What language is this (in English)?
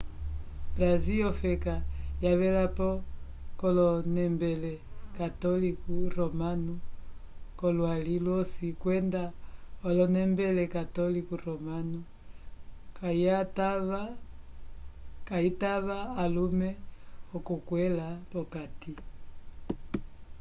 Umbundu